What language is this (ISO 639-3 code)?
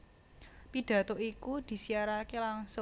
jav